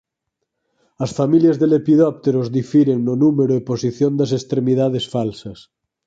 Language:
Galician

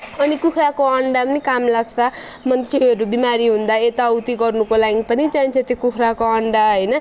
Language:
Nepali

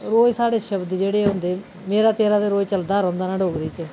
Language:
Dogri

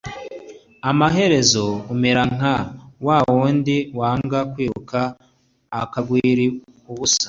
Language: Kinyarwanda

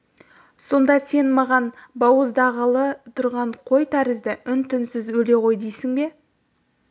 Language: Kazakh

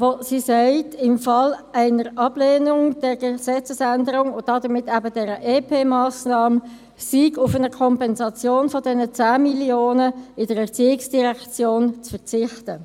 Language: Swiss German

